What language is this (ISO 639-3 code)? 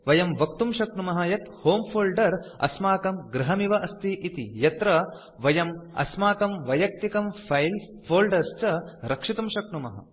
san